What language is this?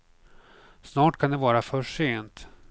Swedish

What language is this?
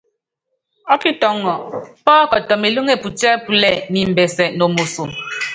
Yangben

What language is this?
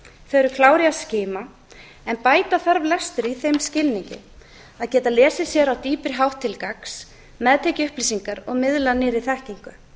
Icelandic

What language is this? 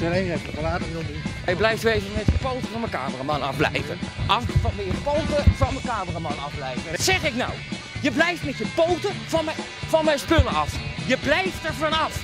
Dutch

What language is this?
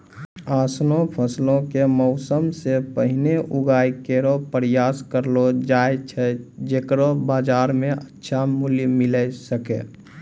Maithili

